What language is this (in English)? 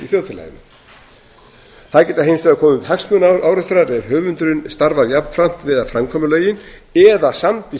Icelandic